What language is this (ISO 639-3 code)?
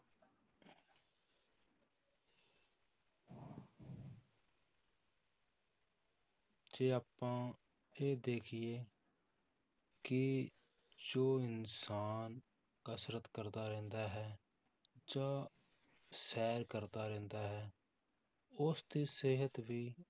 pan